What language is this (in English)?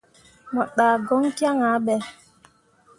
Mundang